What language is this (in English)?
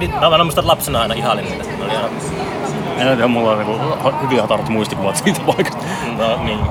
Finnish